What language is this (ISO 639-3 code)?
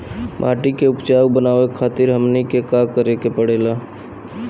bho